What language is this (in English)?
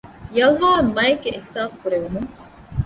Divehi